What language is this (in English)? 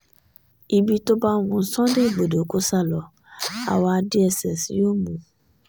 Yoruba